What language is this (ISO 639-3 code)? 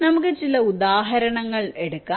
mal